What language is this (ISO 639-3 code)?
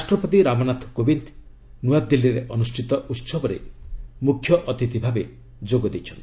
ori